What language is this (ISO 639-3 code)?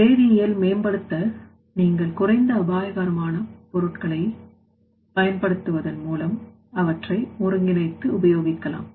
tam